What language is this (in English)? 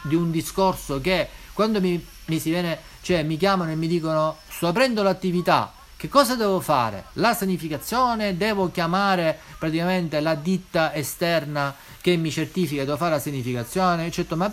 Italian